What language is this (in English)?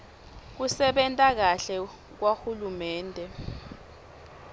Swati